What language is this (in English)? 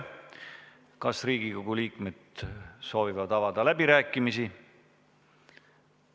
Estonian